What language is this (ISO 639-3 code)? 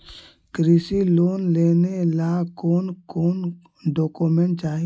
mag